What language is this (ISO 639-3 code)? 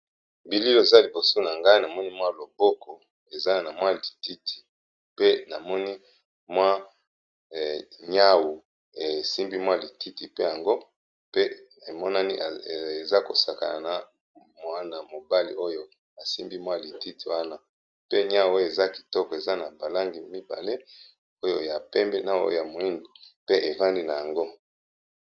lin